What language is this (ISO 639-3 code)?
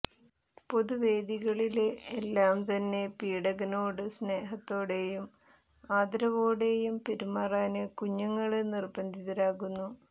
mal